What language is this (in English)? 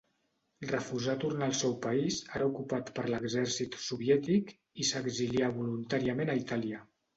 Catalan